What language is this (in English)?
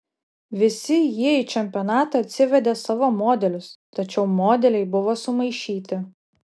Lithuanian